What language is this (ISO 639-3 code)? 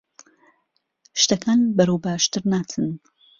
ckb